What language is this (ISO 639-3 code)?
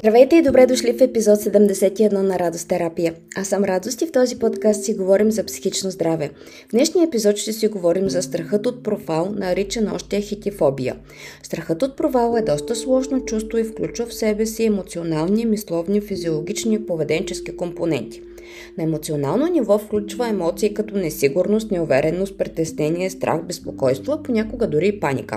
bul